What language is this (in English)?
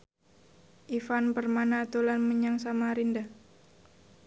Javanese